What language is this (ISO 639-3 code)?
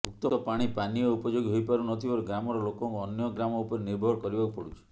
ori